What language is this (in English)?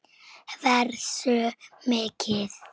Icelandic